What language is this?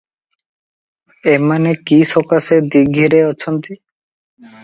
Odia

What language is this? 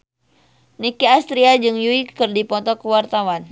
Sundanese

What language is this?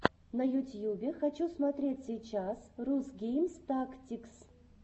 Russian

